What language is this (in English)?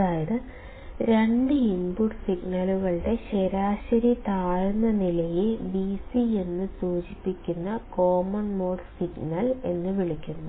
Malayalam